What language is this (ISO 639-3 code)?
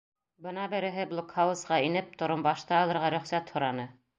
bak